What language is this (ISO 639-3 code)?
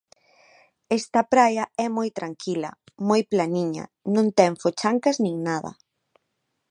glg